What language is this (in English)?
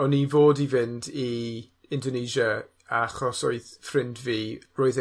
Welsh